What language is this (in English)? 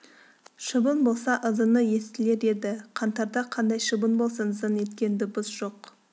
Kazakh